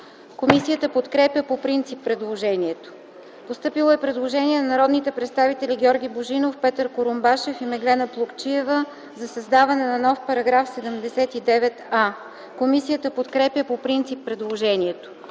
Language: Bulgarian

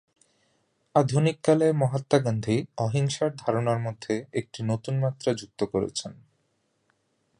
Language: Bangla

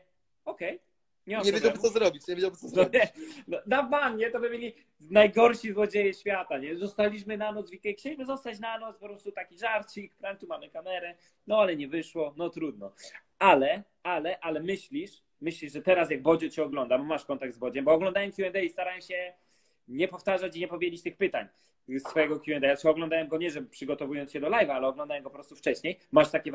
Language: Polish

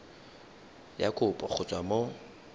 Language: Tswana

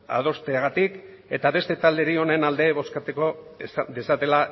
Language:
Basque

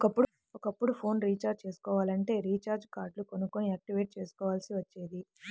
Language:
Telugu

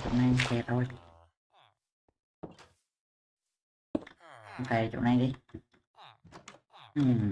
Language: Vietnamese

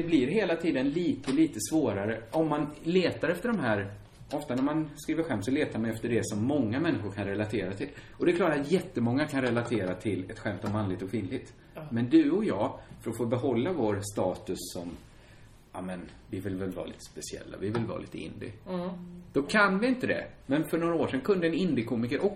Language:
Swedish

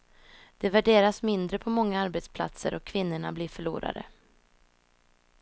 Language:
Swedish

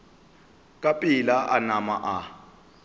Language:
Northern Sotho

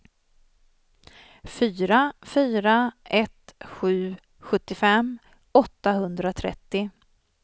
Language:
Swedish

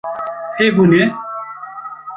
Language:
Kurdish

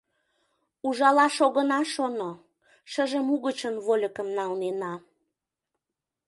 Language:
Mari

